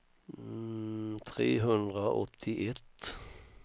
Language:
Swedish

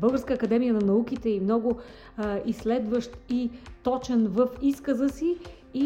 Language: Bulgarian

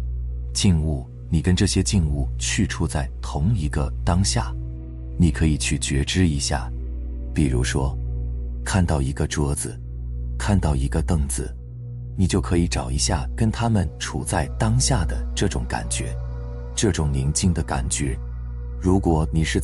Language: Chinese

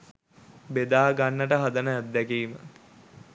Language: Sinhala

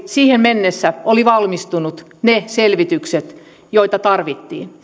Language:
Finnish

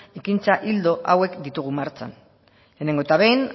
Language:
Basque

